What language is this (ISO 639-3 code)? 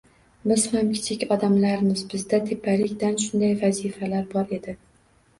uzb